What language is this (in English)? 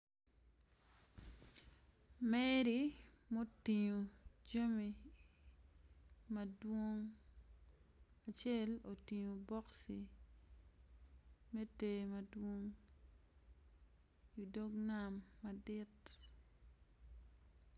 Acoli